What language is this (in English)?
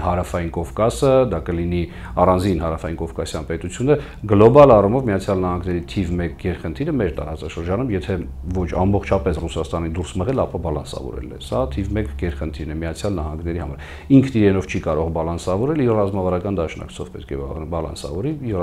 Romanian